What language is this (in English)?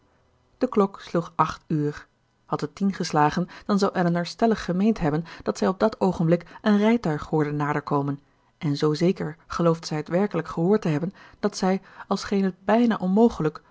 Dutch